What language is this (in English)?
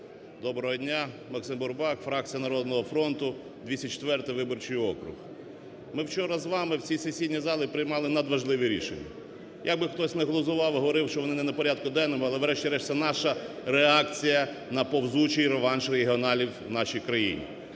Ukrainian